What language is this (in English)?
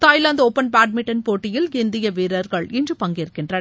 Tamil